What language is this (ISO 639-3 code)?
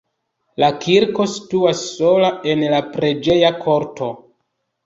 epo